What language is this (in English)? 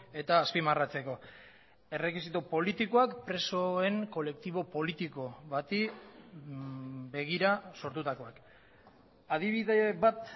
Basque